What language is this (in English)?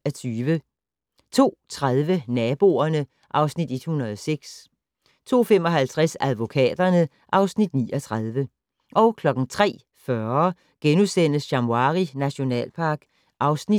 Danish